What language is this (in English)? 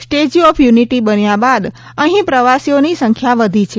Gujarati